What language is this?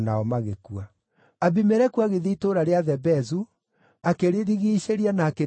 Kikuyu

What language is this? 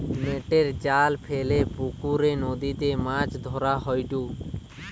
Bangla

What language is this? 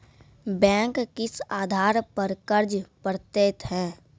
Maithili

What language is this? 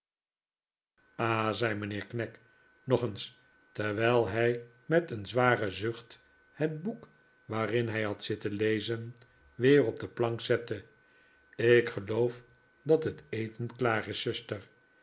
Dutch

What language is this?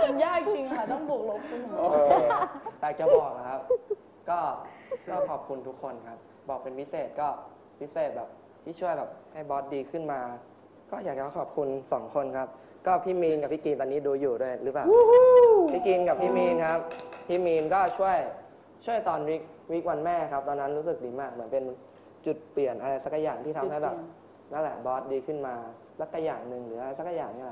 Thai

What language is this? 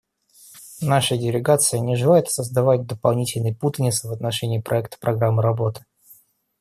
Russian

